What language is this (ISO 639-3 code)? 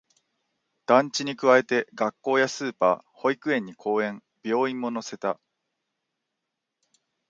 jpn